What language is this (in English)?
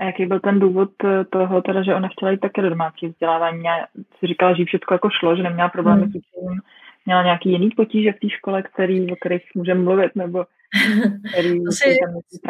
Czech